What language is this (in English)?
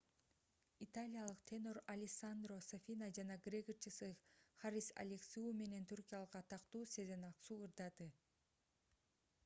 Kyrgyz